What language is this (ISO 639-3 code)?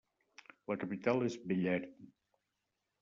cat